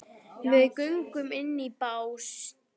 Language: Icelandic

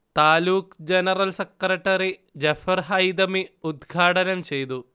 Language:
Malayalam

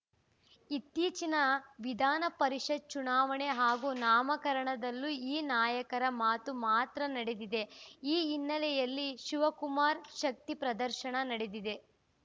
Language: Kannada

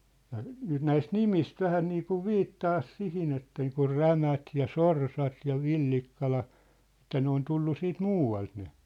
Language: Finnish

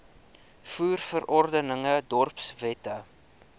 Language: Afrikaans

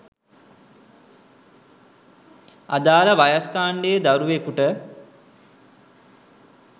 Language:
Sinhala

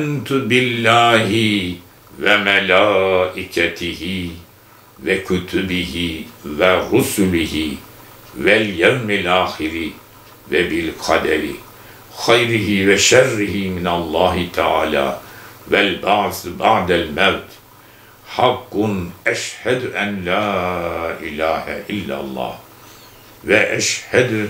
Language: Turkish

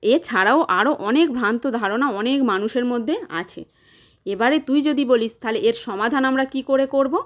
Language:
Bangla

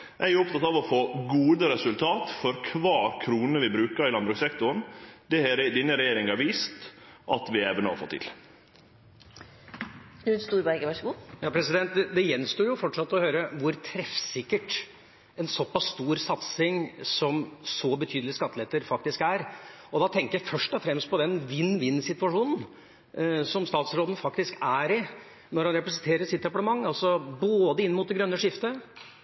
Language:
Norwegian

